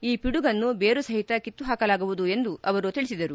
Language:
Kannada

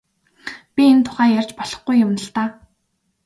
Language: Mongolian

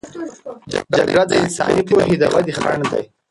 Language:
Pashto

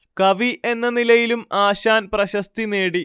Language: Malayalam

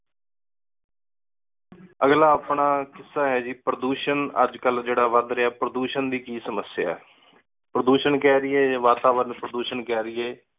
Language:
Punjabi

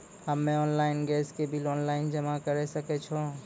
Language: Maithili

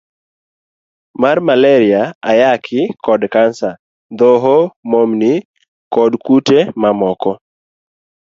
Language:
Luo (Kenya and Tanzania)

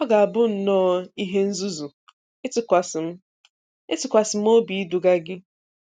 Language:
Igbo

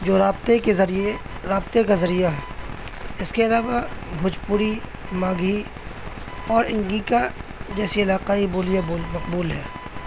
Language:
Urdu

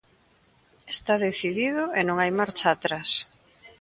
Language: Galician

